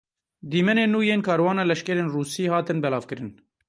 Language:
Kurdish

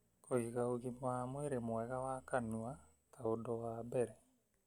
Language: Kikuyu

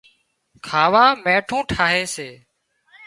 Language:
Wadiyara Koli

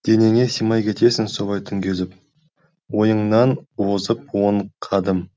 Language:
Kazakh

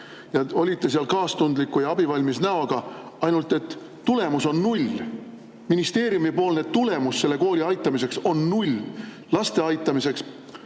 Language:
Estonian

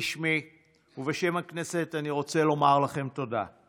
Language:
Hebrew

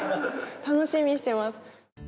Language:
Japanese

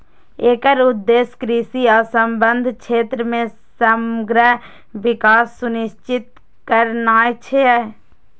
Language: Maithili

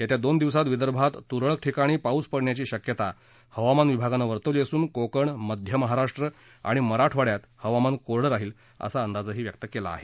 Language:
Marathi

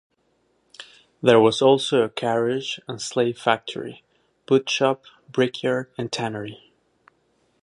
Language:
English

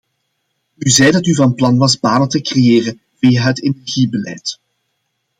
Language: Dutch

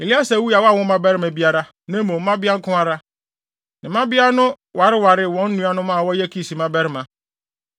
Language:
Akan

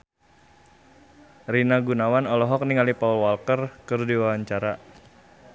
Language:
Sundanese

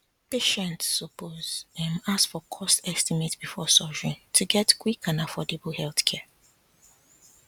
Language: Nigerian Pidgin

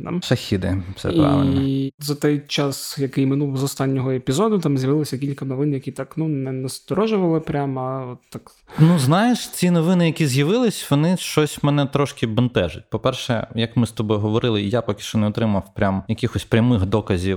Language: Ukrainian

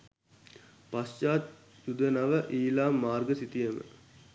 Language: Sinhala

